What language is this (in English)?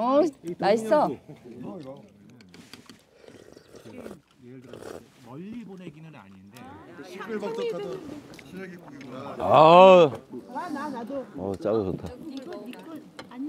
Korean